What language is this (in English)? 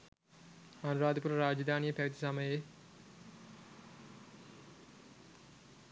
Sinhala